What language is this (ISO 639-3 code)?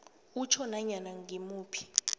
nbl